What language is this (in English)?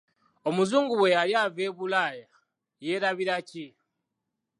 Ganda